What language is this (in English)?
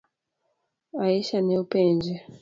Luo (Kenya and Tanzania)